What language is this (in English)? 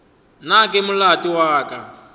Northern Sotho